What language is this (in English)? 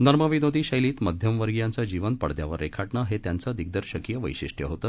Marathi